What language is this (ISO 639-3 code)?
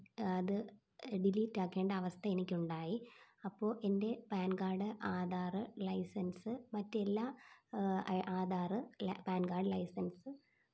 mal